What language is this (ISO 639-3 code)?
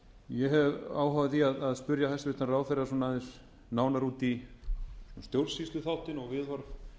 isl